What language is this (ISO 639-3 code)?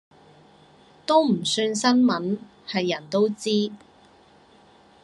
yue